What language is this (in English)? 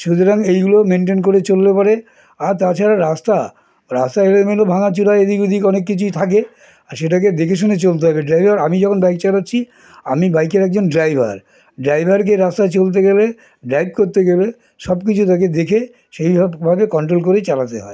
Bangla